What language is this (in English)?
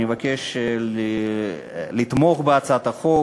Hebrew